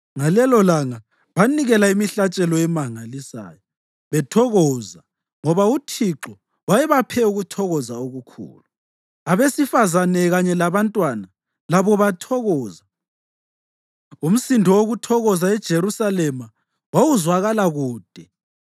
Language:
North Ndebele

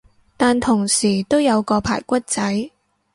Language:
Cantonese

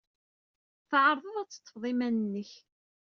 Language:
Kabyle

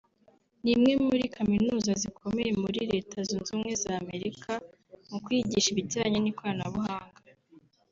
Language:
Kinyarwanda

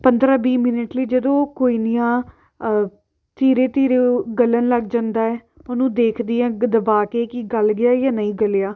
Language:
Punjabi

